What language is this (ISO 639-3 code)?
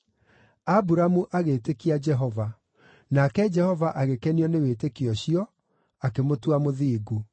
kik